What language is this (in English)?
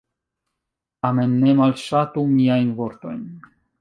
Esperanto